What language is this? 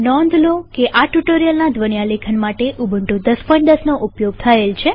Gujarati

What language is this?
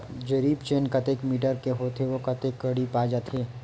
Chhattisgarhi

